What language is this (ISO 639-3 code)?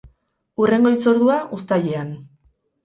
eus